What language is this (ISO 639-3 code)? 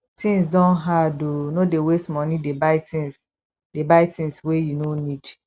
pcm